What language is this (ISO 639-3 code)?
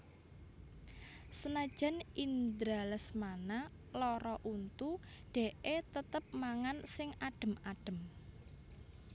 jav